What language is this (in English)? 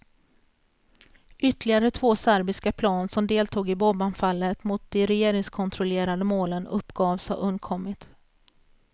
Swedish